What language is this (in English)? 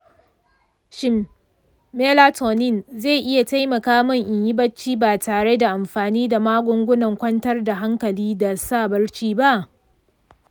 Hausa